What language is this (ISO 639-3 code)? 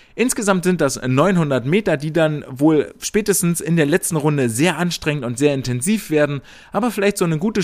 deu